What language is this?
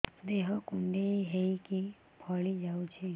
Odia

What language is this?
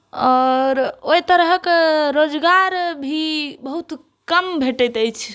Maithili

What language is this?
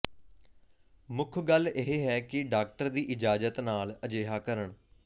Punjabi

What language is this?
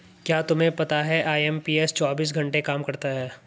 Hindi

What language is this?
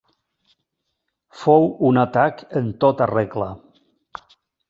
Catalan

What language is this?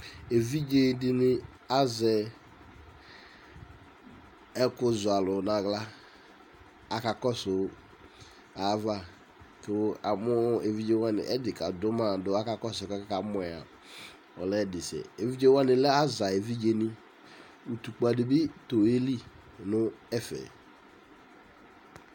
Ikposo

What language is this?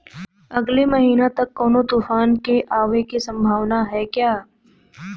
Bhojpuri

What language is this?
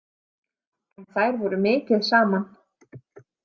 Icelandic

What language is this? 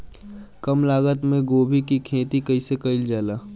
Bhojpuri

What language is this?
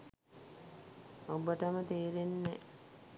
Sinhala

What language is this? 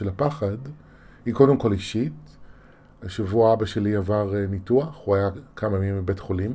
Hebrew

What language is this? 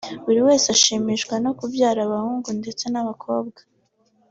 Kinyarwanda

